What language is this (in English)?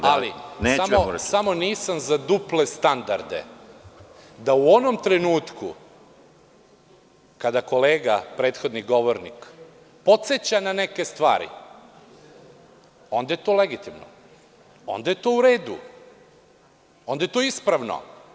Serbian